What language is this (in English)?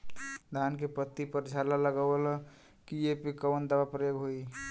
Bhojpuri